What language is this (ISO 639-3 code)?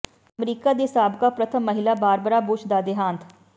pan